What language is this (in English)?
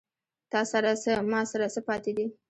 Pashto